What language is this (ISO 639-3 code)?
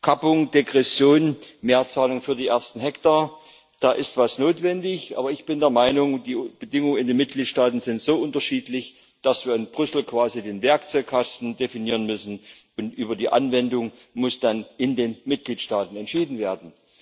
deu